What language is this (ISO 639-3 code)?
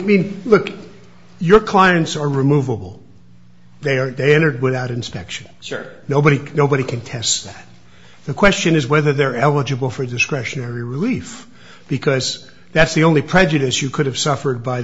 eng